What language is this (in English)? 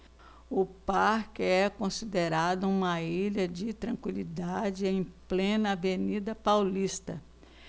Portuguese